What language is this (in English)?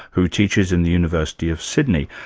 English